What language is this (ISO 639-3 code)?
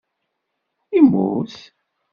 kab